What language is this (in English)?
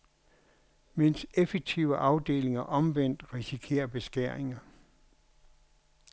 Danish